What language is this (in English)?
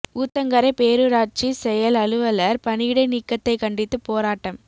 Tamil